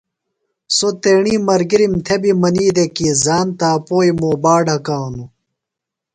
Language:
Phalura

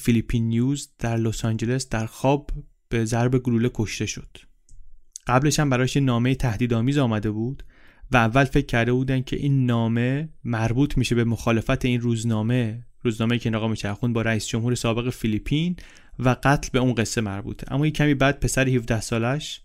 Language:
Persian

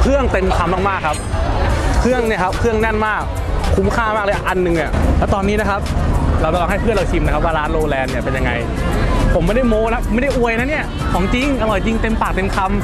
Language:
Thai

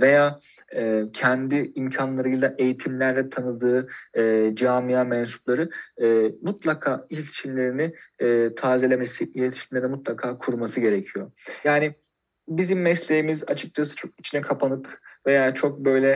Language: Turkish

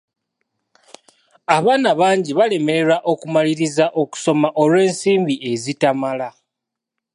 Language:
Ganda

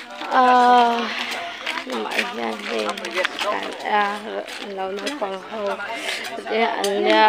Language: Thai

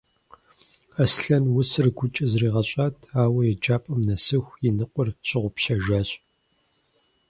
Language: Kabardian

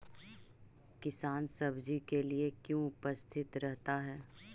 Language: Magahi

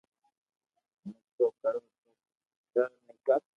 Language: Loarki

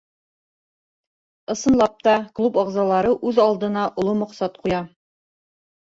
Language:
Bashkir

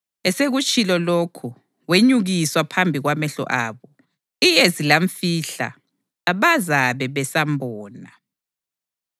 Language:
North Ndebele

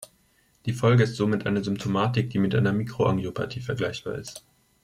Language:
German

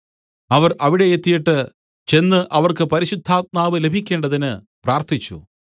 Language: Malayalam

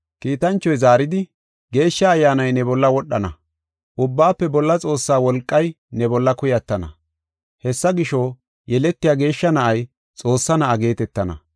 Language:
Gofa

